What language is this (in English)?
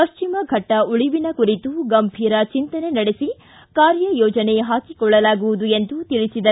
Kannada